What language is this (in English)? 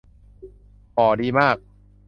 Thai